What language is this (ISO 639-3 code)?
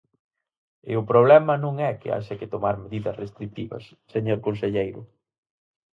glg